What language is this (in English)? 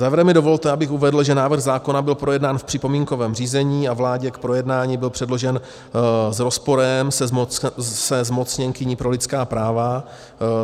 Czech